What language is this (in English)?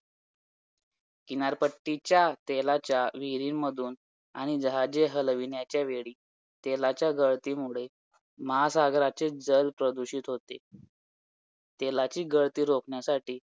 Marathi